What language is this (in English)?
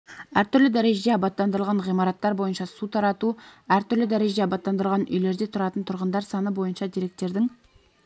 Kazakh